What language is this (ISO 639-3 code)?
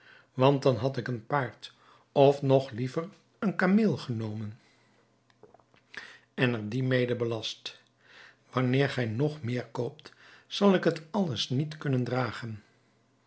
nld